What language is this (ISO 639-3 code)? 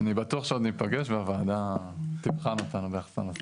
heb